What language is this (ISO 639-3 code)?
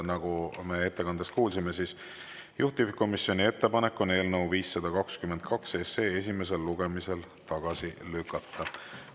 est